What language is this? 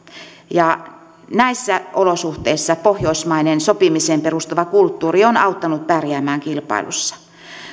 Finnish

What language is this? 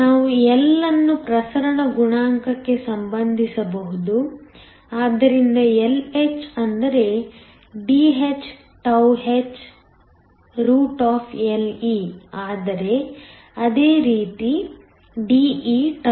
Kannada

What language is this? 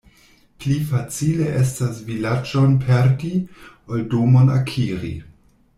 Esperanto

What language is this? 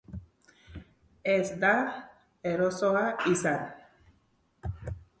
Basque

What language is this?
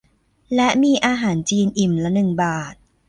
Thai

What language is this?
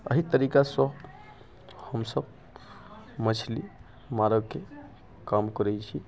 Maithili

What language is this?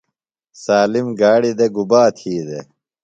Phalura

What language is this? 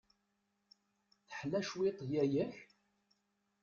Kabyle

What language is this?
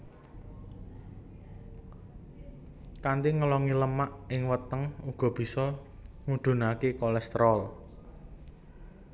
Javanese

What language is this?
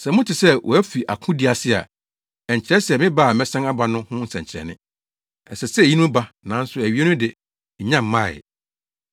Akan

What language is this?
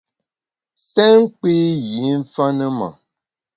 Bamun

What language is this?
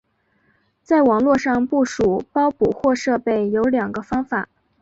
Chinese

